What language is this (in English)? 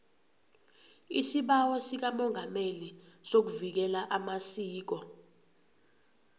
South Ndebele